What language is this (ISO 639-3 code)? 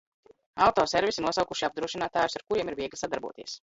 lav